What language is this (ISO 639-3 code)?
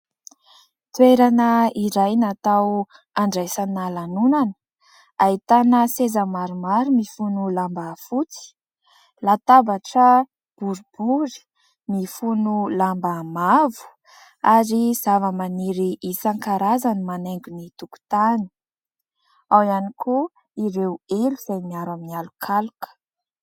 mlg